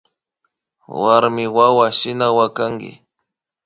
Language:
Imbabura Highland Quichua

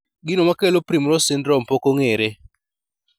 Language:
Luo (Kenya and Tanzania)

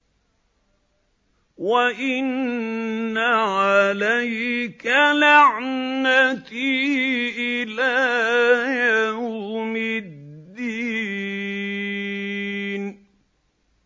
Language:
Arabic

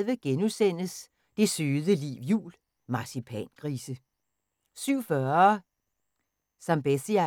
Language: Danish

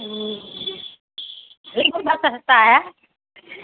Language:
Maithili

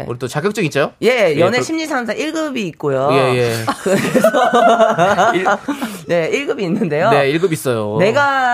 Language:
Korean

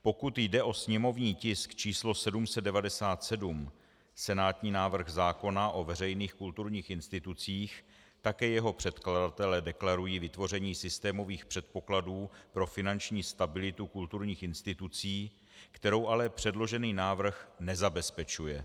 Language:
Czech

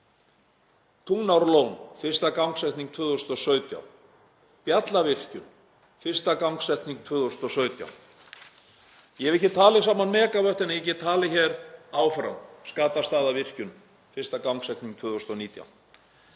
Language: Icelandic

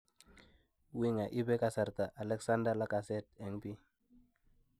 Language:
Kalenjin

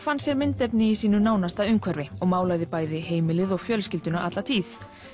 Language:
Icelandic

